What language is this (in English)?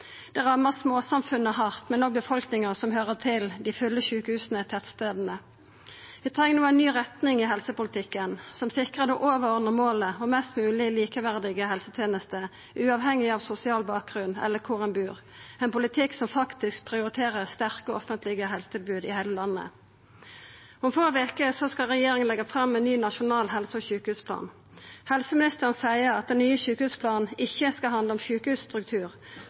Norwegian Nynorsk